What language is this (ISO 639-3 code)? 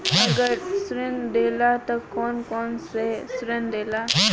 bho